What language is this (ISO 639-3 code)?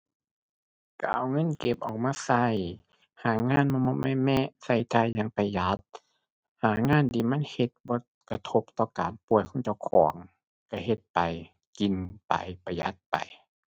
tha